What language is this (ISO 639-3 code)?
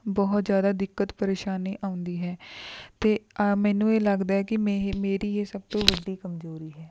pan